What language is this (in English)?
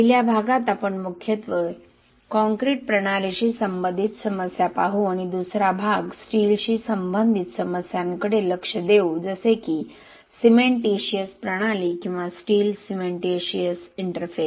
Marathi